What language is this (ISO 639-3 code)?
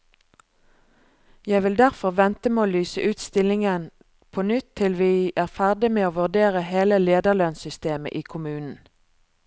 nor